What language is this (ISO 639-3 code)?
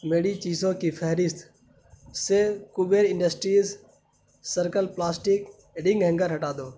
urd